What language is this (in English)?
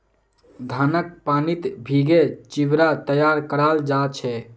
Magahi